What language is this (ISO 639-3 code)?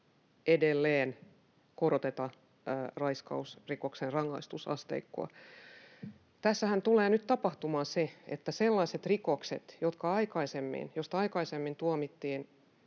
fin